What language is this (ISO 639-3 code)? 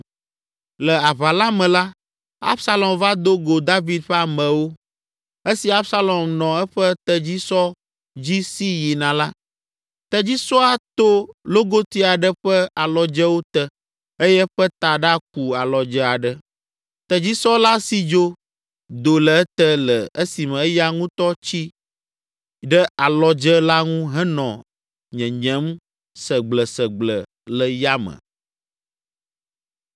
ewe